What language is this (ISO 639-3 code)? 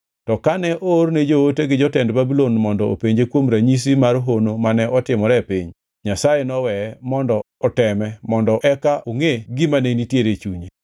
luo